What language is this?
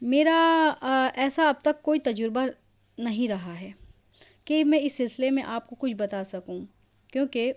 Urdu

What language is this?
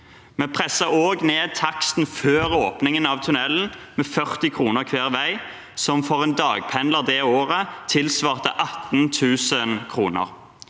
Norwegian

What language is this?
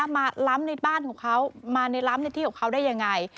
Thai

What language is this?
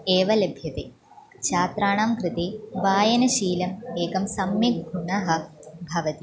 Sanskrit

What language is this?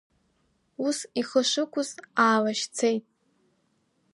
Abkhazian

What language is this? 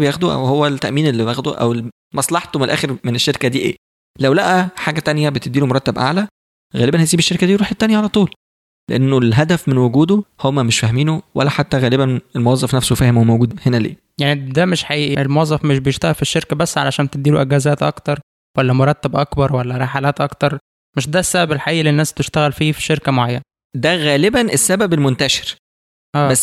Arabic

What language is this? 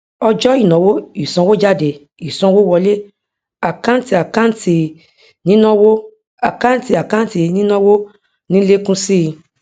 Yoruba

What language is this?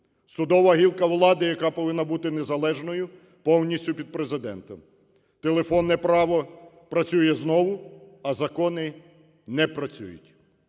Ukrainian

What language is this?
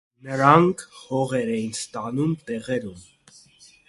Armenian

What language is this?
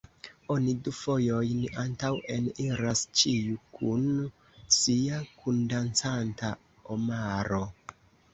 Esperanto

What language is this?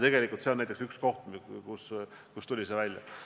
Estonian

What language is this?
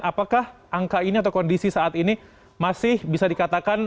Indonesian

